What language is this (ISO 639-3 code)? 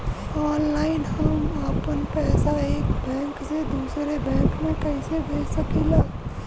bho